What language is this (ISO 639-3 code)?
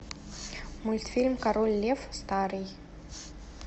rus